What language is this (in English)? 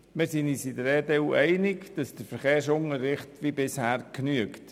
Swiss German